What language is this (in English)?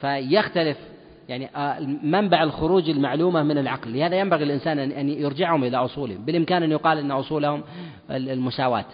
Arabic